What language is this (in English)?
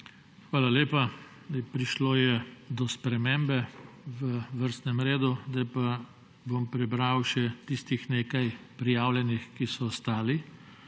Slovenian